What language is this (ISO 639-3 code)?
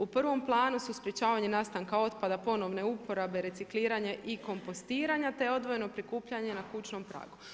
hrv